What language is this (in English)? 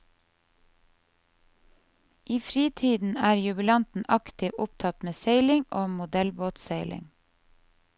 Norwegian